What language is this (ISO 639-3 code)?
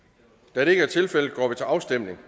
dan